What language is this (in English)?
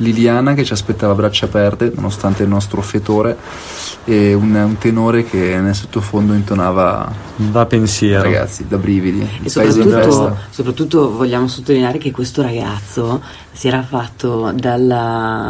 Italian